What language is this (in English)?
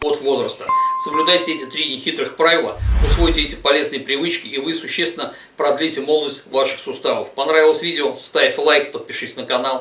Russian